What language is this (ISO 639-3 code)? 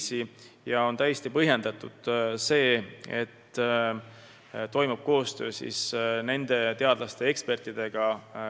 est